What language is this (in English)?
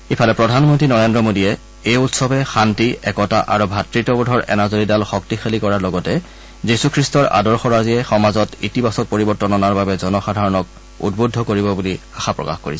Assamese